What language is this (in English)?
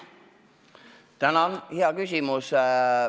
Estonian